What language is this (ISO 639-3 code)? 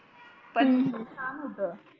mar